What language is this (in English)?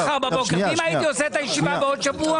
Hebrew